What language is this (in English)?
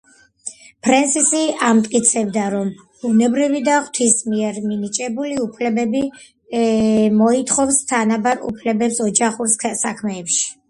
Georgian